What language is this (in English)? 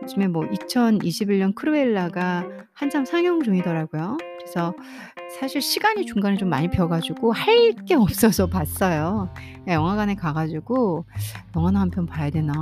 Korean